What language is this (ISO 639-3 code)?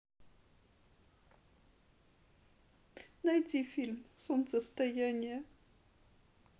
rus